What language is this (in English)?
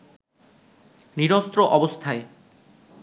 Bangla